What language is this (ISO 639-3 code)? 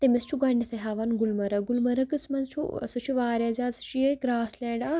kas